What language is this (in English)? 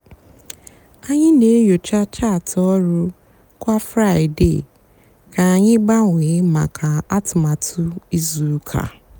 Igbo